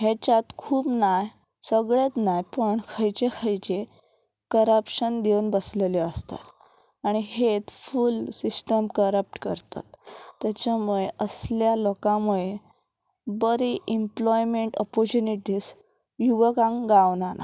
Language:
Konkani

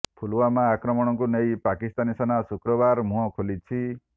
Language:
Odia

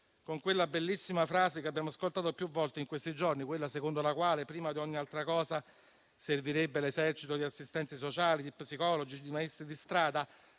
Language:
Italian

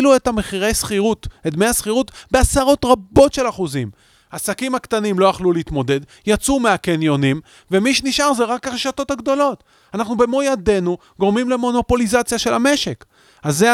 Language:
Hebrew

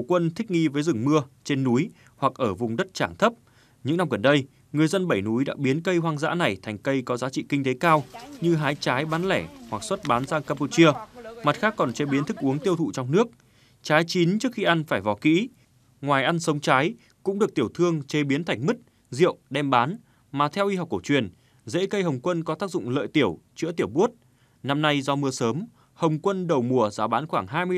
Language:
Vietnamese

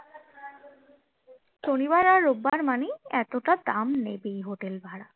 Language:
Bangla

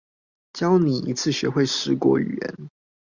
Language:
Chinese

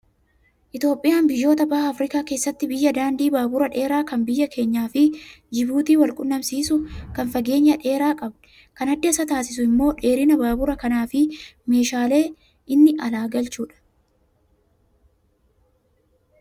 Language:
Oromo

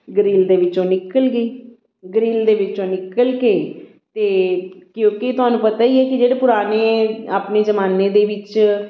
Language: Punjabi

